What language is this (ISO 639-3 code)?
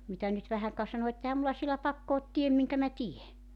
fin